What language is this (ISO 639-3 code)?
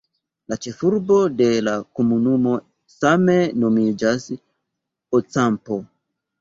epo